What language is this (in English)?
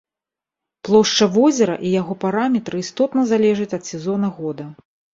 Belarusian